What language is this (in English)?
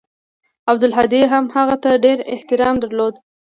Pashto